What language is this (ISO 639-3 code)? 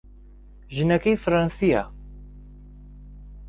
ckb